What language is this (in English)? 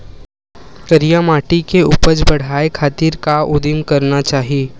Chhattisgarhi